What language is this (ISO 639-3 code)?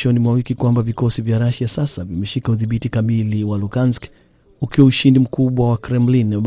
swa